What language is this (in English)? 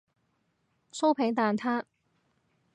Cantonese